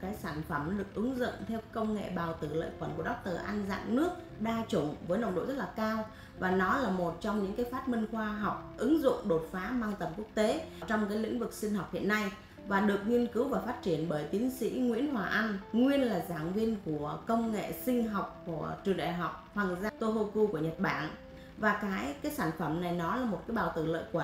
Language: Vietnamese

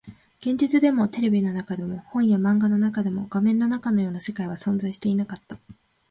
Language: Japanese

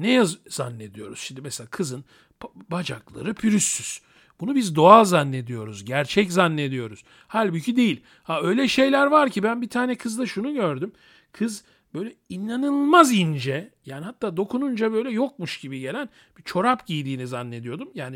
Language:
Turkish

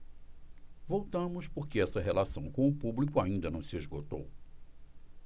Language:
Portuguese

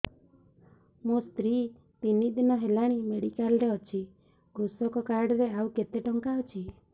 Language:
Odia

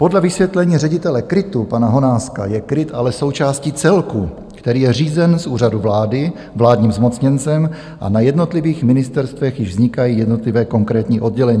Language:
Czech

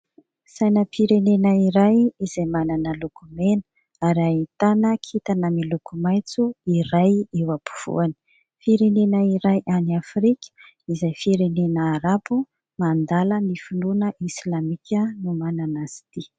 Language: Malagasy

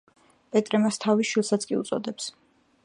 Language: Georgian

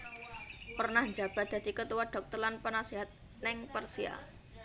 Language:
Javanese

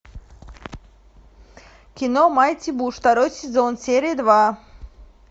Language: Russian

